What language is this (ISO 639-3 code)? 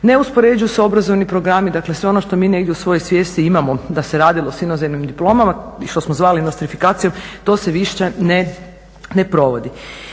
hrv